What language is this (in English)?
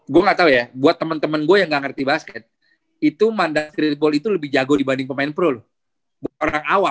Indonesian